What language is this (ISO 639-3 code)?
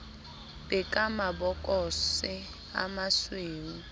sot